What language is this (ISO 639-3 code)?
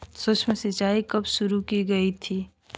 hin